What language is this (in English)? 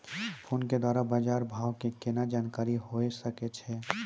Maithili